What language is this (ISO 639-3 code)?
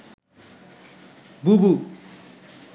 ben